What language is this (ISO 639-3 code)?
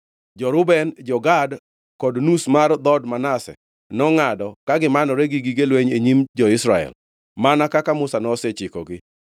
luo